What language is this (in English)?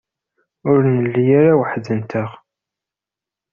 Kabyle